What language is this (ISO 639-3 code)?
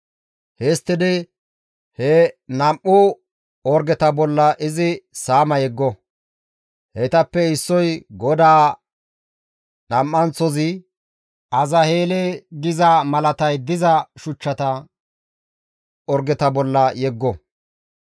gmv